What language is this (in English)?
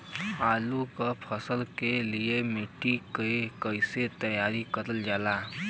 Bhojpuri